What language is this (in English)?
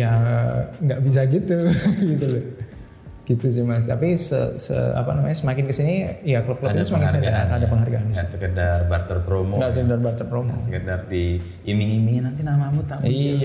Indonesian